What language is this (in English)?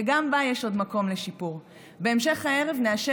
Hebrew